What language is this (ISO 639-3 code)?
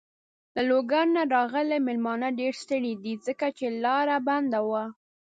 pus